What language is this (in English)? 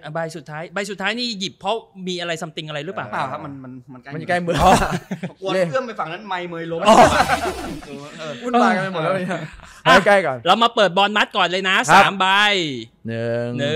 Thai